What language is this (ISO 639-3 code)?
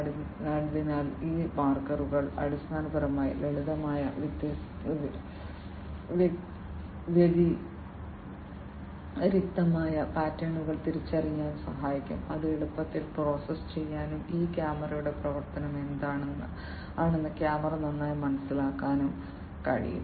mal